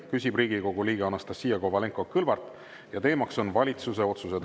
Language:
Estonian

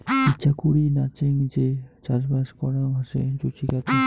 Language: Bangla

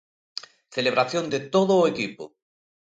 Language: Galician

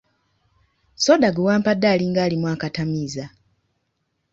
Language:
Ganda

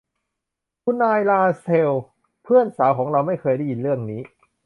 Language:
Thai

